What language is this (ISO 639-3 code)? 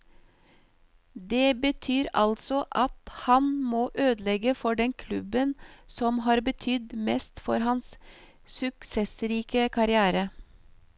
nor